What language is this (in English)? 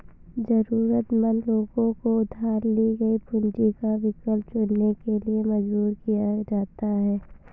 Hindi